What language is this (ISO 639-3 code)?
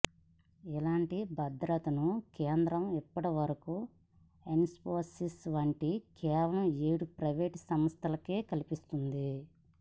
tel